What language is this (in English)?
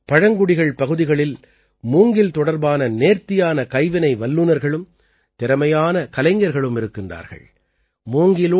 Tamil